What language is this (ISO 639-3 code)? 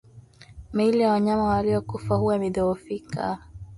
swa